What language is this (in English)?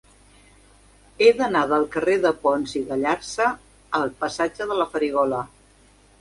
Catalan